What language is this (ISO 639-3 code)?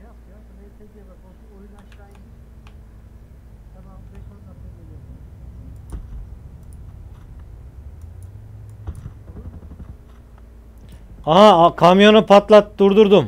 tur